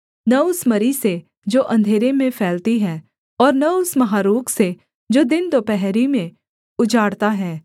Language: Hindi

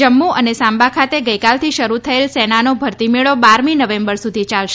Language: Gujarati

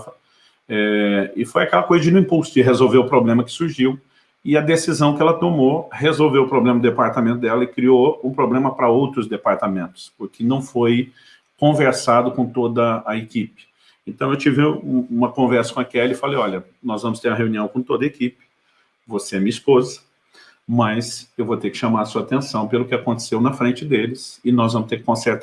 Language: Portuguese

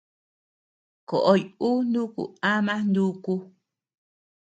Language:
Tepeuxila Cuicatec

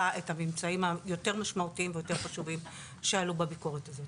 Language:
Hebrew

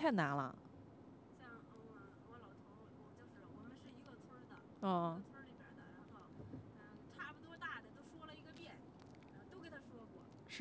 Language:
Chinese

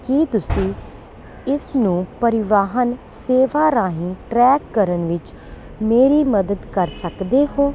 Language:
Punjabi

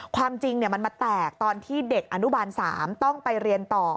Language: Thai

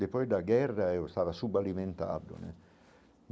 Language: Portuguese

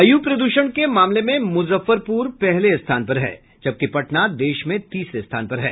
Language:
Hindi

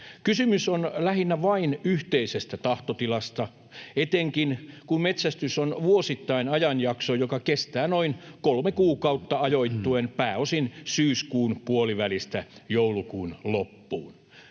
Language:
Finnish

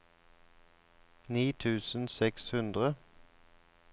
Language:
Norwegian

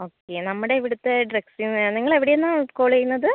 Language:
Malayalam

